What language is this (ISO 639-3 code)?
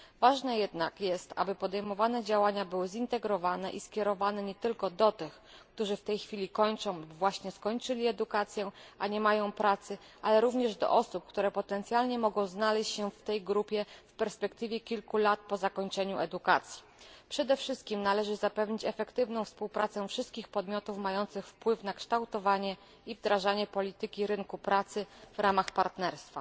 pol